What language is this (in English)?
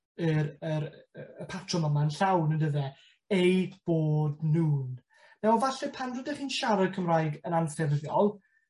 Welsh